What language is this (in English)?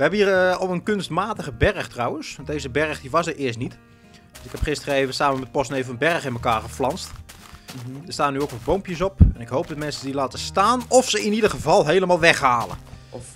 Dutch